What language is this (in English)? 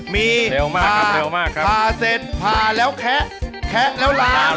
Thai